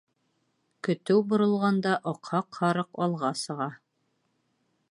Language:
Bashkir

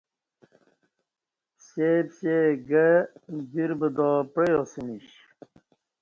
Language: Kati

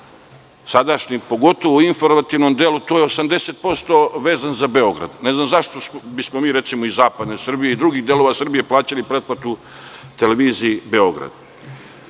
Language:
Serbian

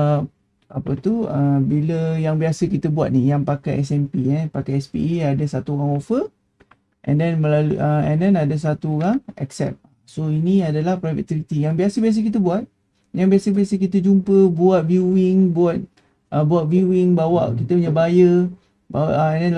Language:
Malay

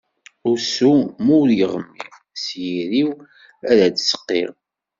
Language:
Kabyle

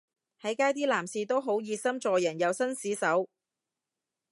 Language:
Cantonese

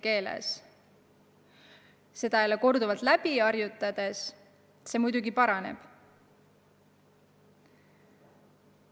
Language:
Estonian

